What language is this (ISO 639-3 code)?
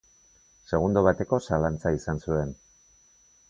eus